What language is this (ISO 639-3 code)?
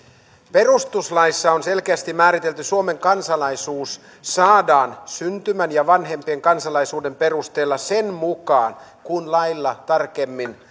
fin